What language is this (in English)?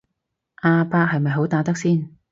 Cantonese